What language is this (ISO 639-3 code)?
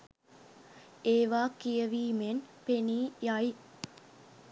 sin